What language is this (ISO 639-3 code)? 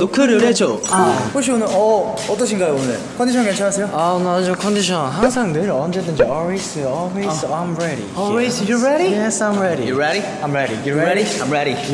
kor